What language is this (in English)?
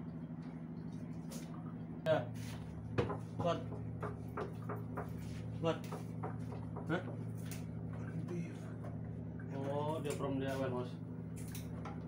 Indonesian